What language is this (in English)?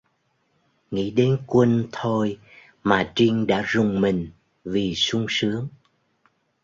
Vietnamese